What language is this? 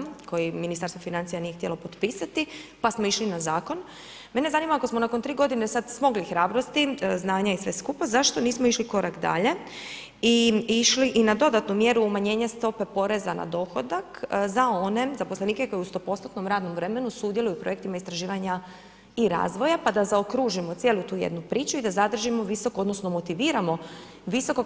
Croatian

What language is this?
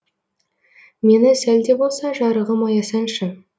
Kazakh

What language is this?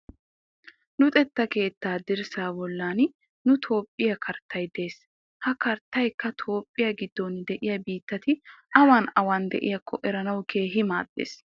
Wolaytta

